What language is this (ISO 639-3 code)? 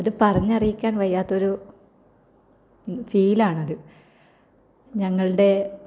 mal